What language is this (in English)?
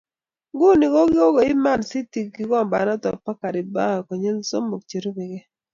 Kalenjin